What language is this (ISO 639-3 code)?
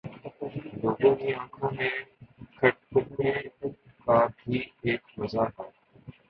urd